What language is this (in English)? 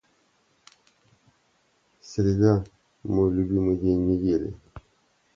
Russian